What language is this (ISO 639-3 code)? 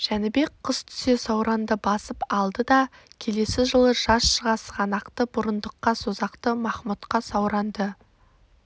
kaz